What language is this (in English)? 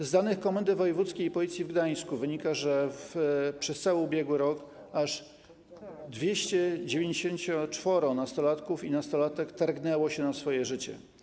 Polish